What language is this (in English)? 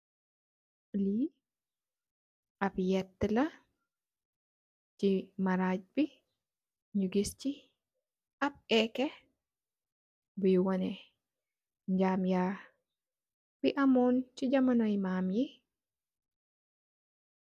Wolof